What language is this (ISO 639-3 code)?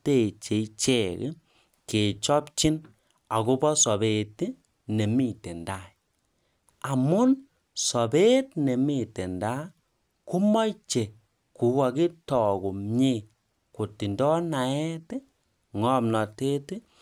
kln